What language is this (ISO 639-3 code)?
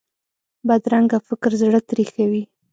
pus